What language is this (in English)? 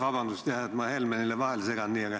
Estonian